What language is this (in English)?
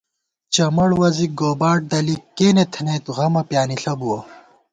Gawar-Bati